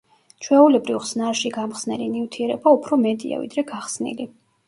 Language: Georgian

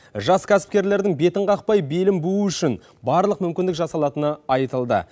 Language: Kazakh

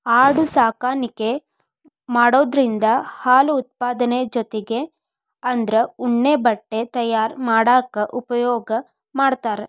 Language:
Kannada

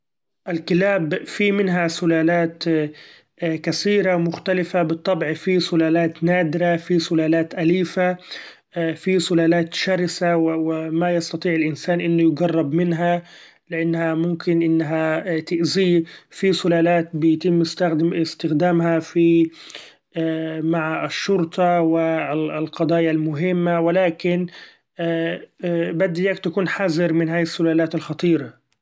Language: Gulf Arabic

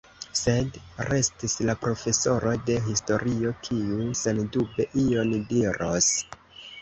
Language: Esperanto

